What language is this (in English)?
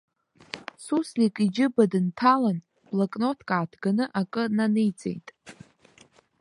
Abkhazian